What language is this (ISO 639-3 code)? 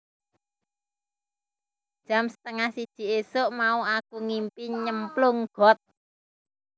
jav